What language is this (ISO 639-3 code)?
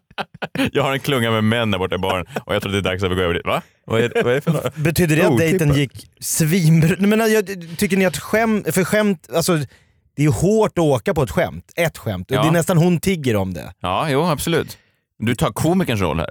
swe